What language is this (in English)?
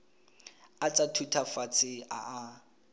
Tswana